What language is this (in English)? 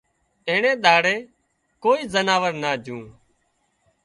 Wadiyara Koli